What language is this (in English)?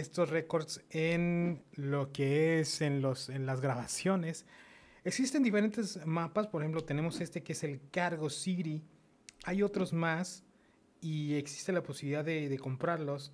Spanish